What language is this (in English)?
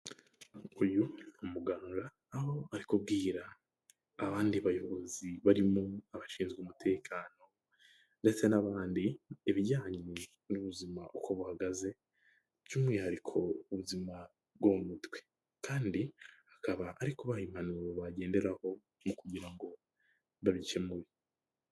Kinyarwanda